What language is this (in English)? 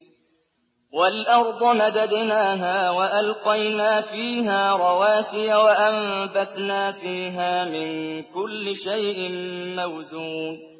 Arabic